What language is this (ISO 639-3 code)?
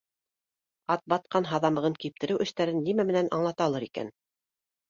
bak